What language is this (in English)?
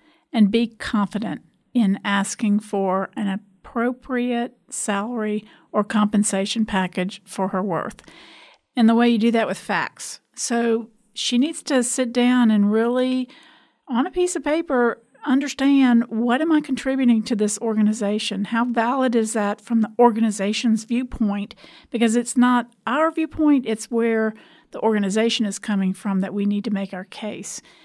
English